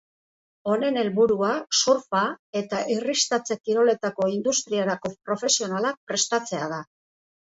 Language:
Basque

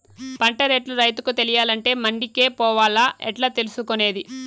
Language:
Telugu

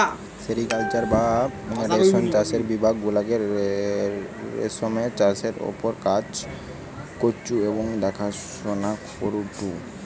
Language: Bangla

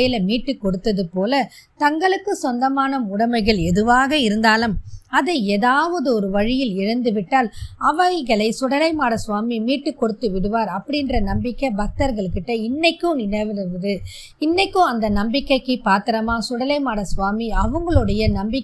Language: Tamil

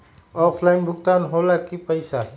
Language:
Magahi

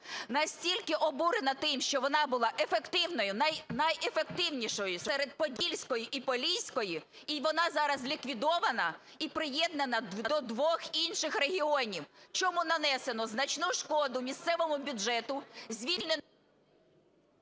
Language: Ukrainian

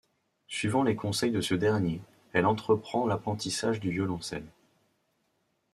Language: French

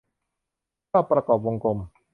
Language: Thai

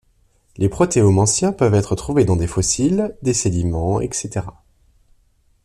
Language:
French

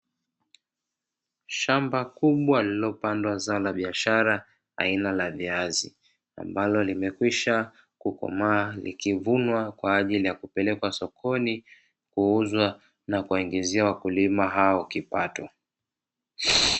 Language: Swahili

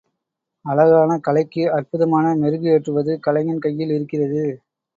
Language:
Tamil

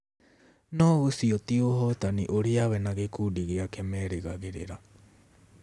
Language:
Kikuyu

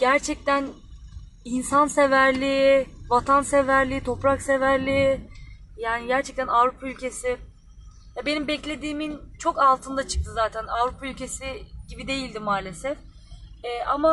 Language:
Turkish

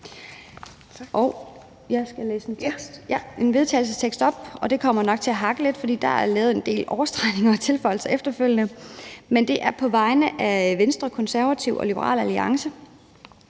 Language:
Danish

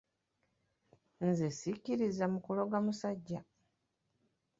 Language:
Ganda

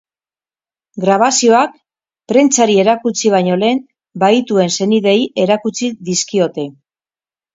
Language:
Basque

